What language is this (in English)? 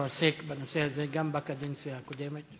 Hebrew